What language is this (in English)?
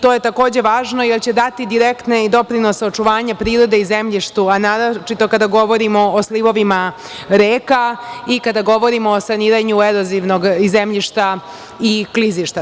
Serbian